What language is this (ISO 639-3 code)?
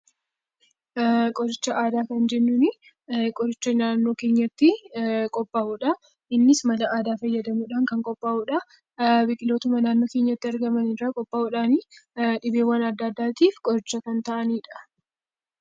orm